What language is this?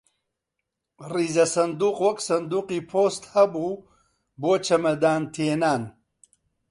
Central Kurdish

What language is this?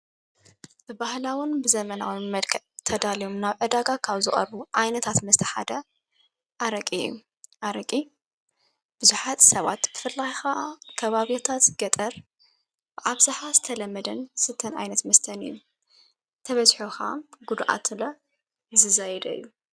Tigrinya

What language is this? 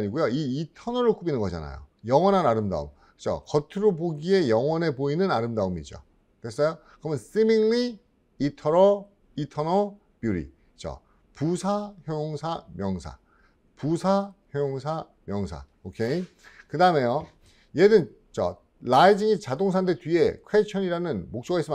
Korean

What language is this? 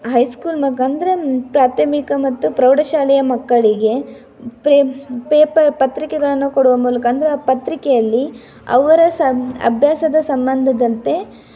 Kannada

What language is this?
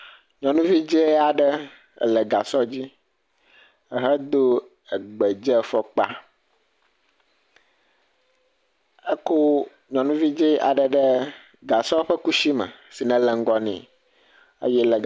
Ewe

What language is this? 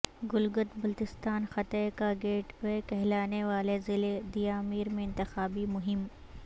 Urdu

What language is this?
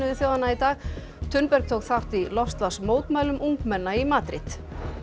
Icelandic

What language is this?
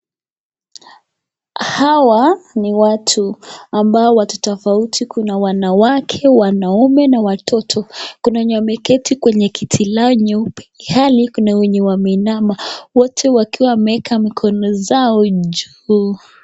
Swahili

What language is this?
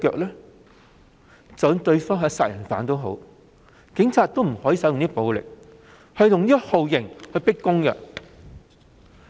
Cantonese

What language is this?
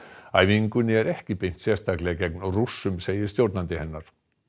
Icelandic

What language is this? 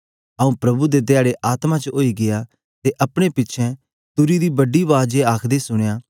Dogri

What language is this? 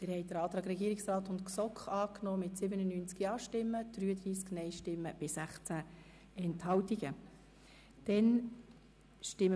Swiss German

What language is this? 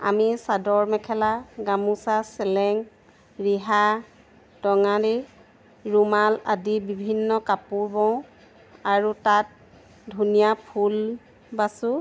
Assamese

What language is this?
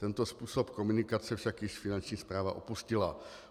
Czech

